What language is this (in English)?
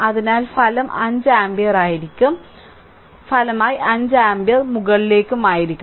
Malayalam